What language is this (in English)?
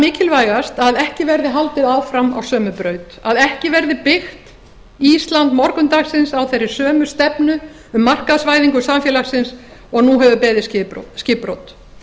Icelandic